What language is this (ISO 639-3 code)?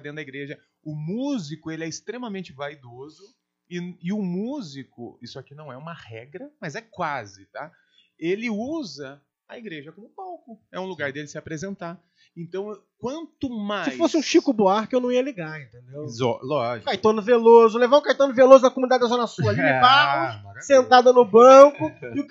por